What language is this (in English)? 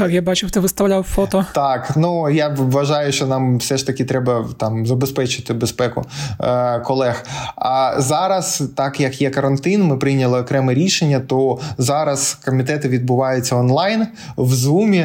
Ukrainian